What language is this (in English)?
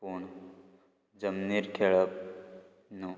Konkani